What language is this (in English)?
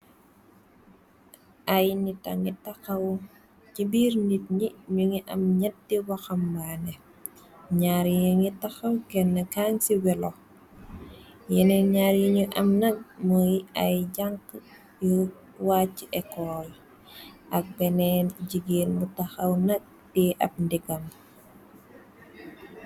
Wolof